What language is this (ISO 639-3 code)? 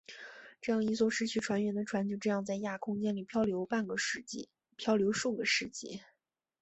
zho